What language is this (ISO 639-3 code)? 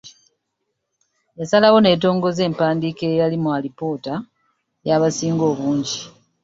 lug